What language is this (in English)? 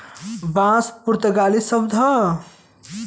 Bhojpuri